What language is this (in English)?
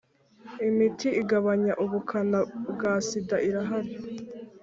Kinyarwanda